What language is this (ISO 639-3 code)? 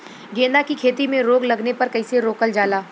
bho